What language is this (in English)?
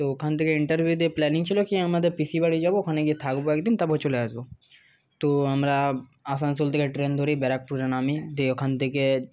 Bangla